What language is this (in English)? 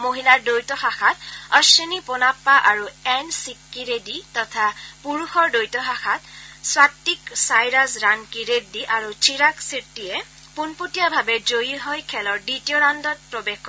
Assamese